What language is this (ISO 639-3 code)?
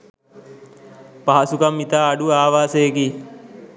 sin